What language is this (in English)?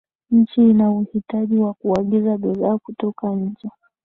Swahili